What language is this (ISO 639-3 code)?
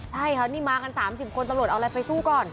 tha